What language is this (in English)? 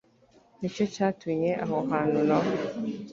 Kinyarwanda